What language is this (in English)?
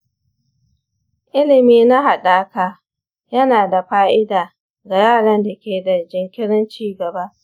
Hausa